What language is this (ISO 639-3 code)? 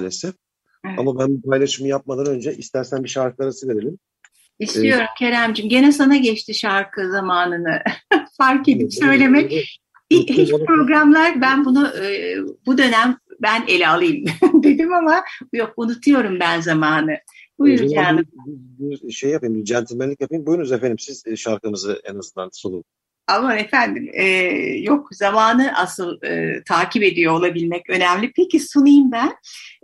tur